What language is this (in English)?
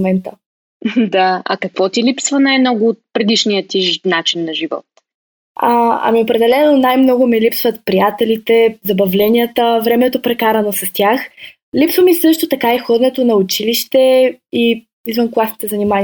Bulgarian